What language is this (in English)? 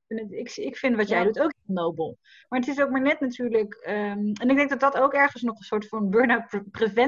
Dutch